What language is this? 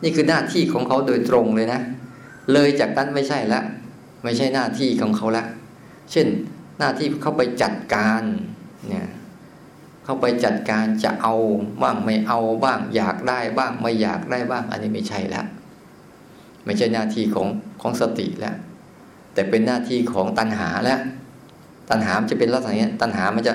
Thai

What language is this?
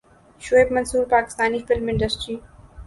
Urdu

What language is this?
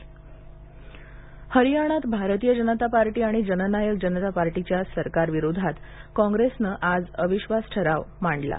Marathi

